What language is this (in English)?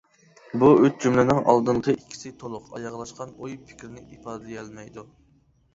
Uyghur